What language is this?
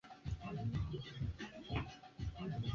Swahili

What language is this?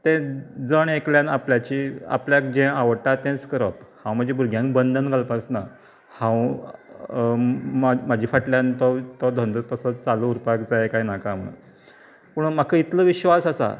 Konkani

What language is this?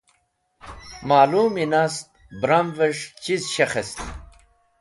Wakhi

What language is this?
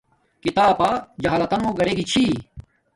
Domaaki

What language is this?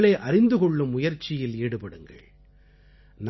Tamil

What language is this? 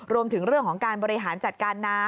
Thai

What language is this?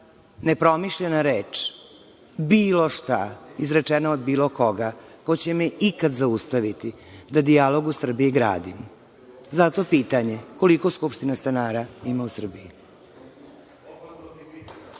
Serbian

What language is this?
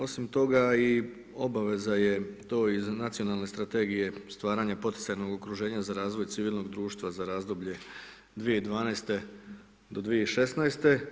Croatian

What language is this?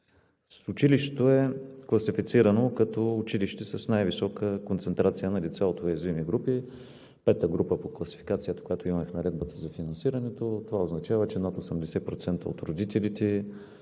Bulgarian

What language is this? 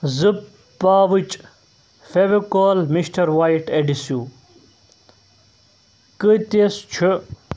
Kashmiri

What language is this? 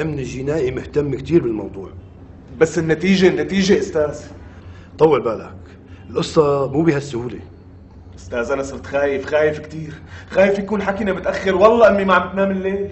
Arabic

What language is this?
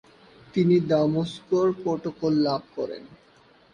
Bangla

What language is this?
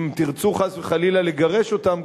Hebrew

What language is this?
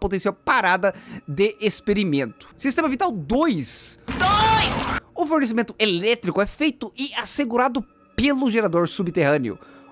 Portuguese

